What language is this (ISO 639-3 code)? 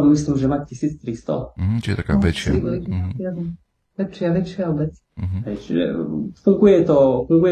slk